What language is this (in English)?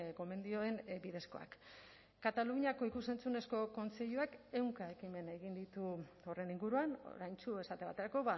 Basque